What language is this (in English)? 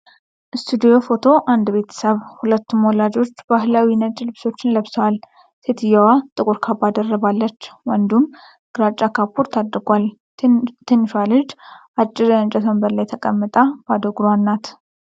Amharic